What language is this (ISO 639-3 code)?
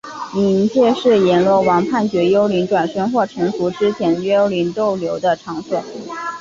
zho